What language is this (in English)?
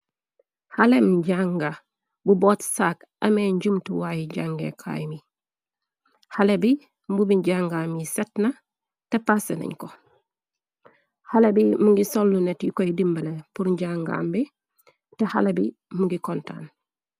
Wolof